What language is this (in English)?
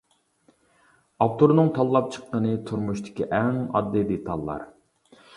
Uyghur